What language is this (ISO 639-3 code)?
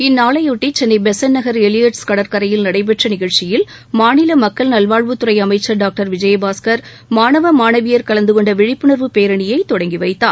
tam